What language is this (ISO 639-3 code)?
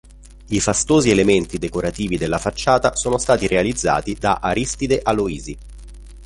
ita